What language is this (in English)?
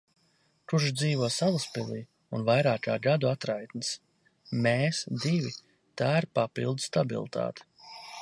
Latvian